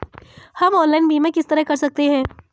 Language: Hindi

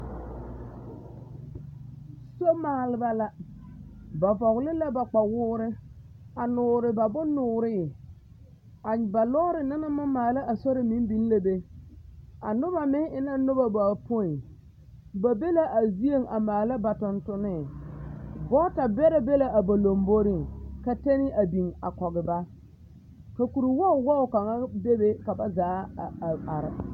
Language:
Southern Dagaare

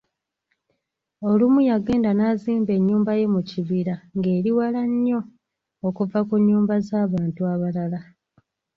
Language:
Ganda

